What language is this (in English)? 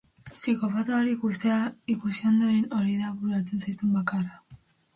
Basque